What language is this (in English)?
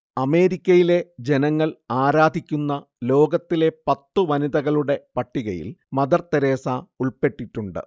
Malayalam